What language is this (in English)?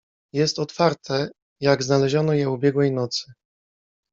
Polish